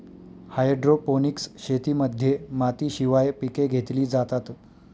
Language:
Marathi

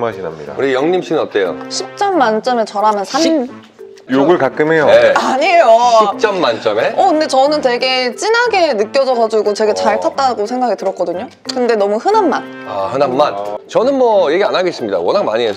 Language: Korean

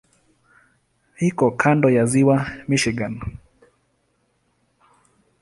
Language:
Swahili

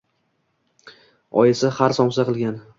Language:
Uzbek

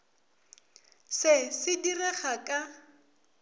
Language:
Northern Sotho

